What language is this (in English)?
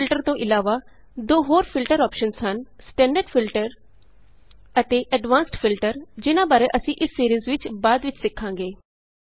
Punjabi